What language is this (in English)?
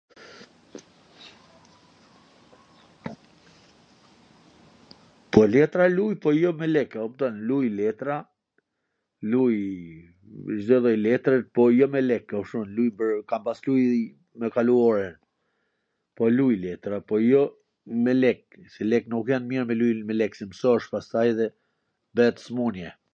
Gheg Albanian